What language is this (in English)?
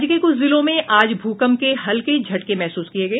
Hindi